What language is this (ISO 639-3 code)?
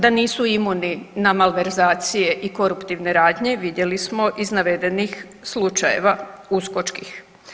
hrv